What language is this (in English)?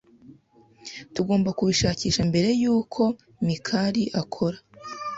Kinyarwanda